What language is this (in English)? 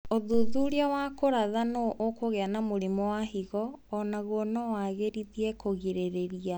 Kikuyu